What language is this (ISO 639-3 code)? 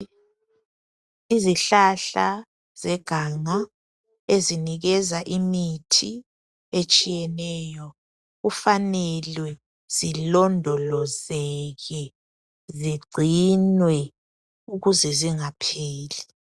nde